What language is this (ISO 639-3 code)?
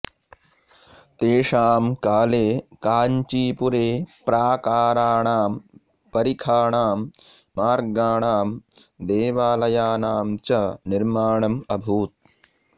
san